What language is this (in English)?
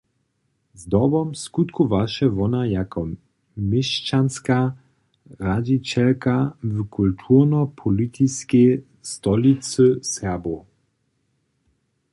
Upper Sorbian